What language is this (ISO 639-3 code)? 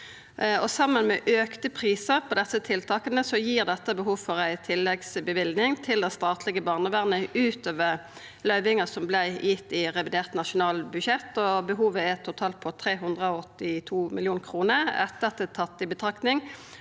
nor